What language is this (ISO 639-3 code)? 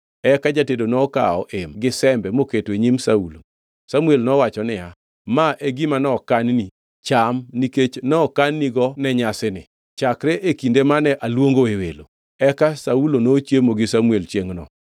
luo